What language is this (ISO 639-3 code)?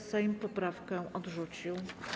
pol